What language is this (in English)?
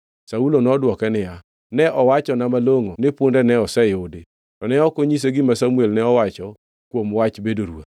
Luo (Kenya and Tanzania)